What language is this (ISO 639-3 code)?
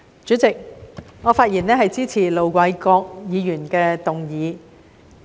yue